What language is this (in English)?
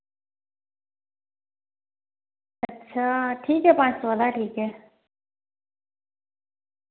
Dogri